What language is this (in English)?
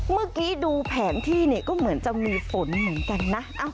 Thai